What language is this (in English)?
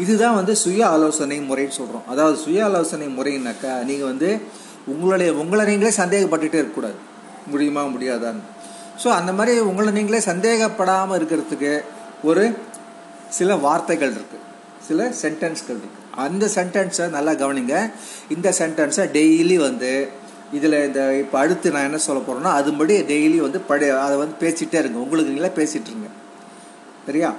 Tamil